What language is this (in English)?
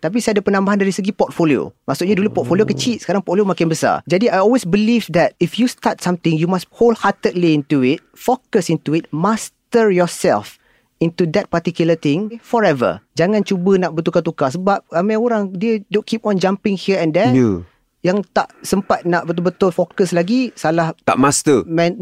Malay